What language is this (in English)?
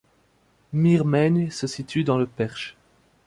French